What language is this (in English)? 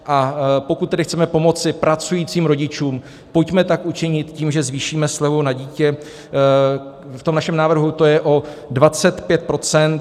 Czech